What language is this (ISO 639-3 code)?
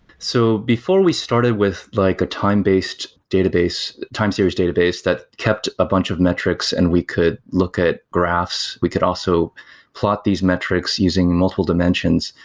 eng